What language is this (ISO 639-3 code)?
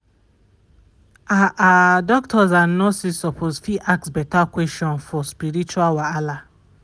pcm